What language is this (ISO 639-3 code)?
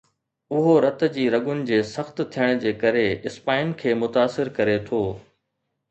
snd